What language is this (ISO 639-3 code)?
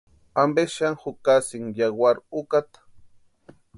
pua